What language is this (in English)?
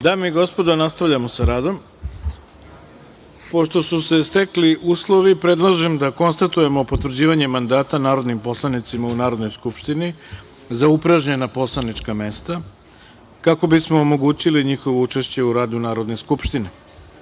Serbian